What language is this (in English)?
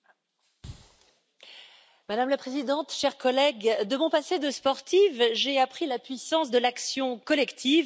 French